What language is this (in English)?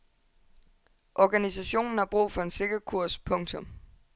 Danish